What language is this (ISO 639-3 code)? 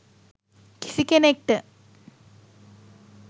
sin